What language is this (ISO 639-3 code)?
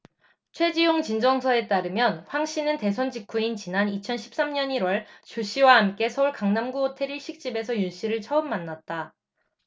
kor